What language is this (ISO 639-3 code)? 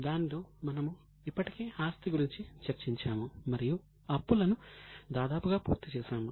tel